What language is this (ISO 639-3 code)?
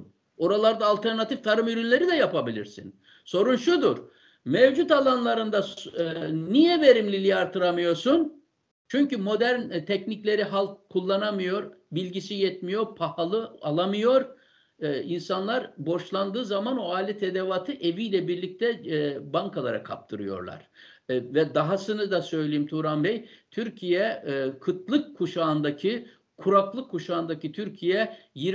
tur